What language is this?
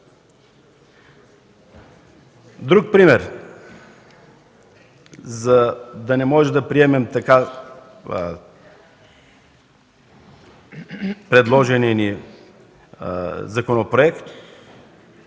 Bulgarian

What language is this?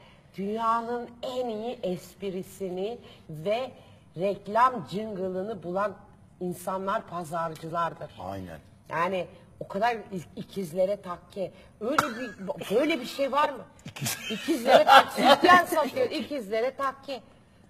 Turkish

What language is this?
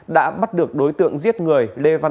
Vietnamese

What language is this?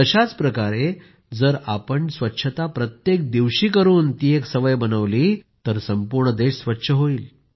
Marathi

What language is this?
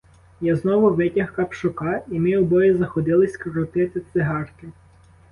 Ukrainian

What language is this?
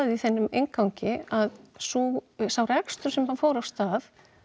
Icelandic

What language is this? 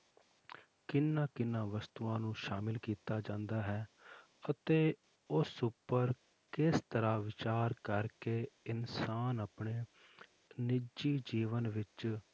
Punjabi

